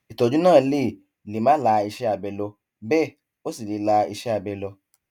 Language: Yoruba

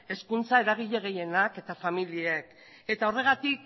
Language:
Basque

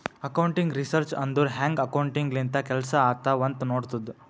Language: Kannada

